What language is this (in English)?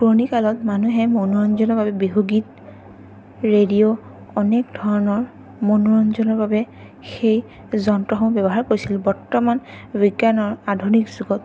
Assamese